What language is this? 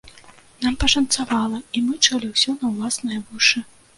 Belarusian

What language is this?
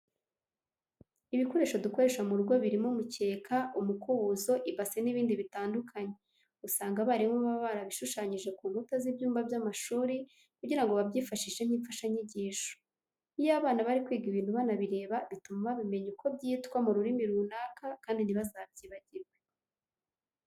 Kinyarwanda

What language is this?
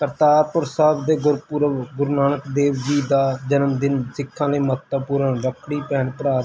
Punjabi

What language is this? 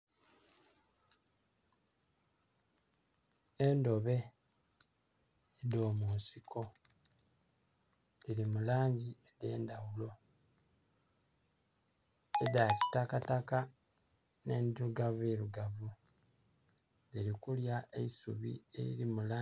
Soga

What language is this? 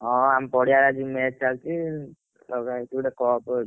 Odia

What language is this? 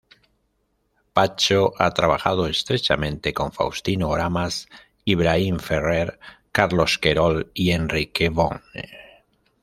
Spanish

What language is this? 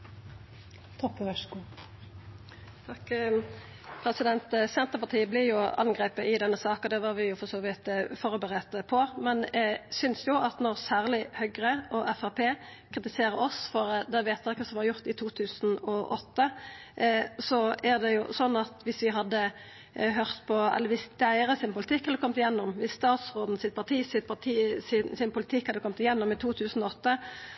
Norwegian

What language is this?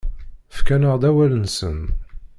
Kabyle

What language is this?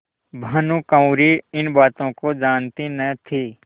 Hindi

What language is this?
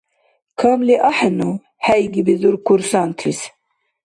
Dargwa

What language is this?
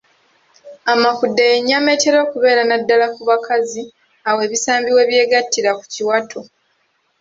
Ganda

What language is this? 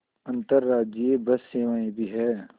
Hindi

